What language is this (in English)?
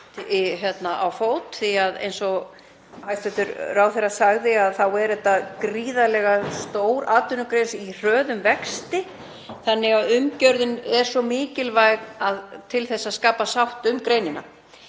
Icelandic